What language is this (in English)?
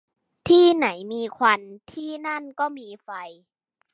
Thai